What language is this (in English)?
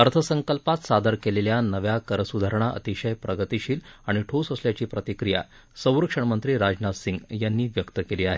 Marathi